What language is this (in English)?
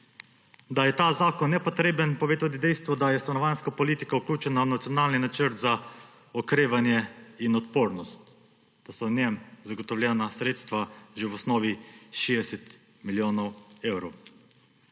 Slovenian